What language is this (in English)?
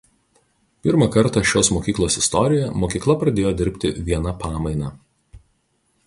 Lithuanian